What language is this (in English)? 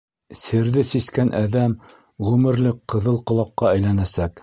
Bashkir